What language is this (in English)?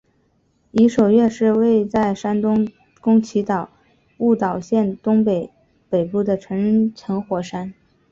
Chinese